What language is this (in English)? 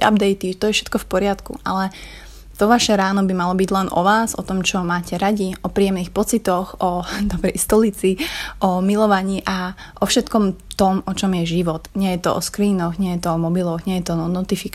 Slovak